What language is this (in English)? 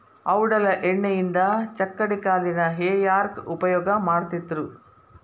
Kannada